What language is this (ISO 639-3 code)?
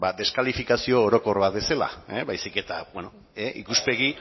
eus